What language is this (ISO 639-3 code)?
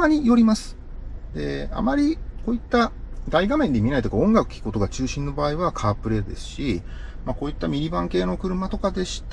jpn